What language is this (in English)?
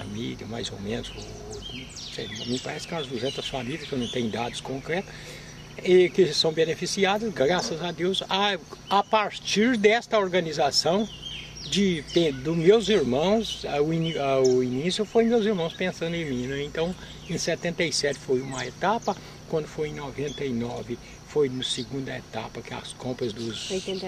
Portuguese